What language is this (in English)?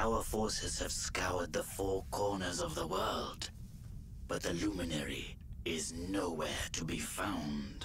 German